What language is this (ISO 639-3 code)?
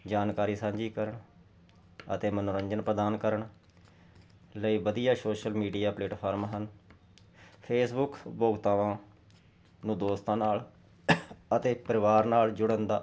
pan